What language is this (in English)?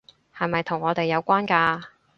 Cantonese